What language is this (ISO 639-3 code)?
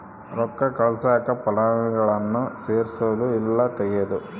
kan